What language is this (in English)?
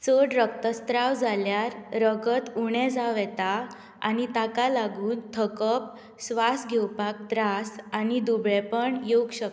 Konkani